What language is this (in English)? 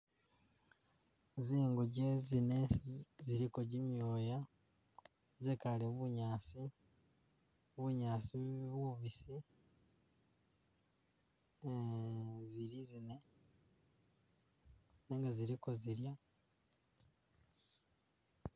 Masaaba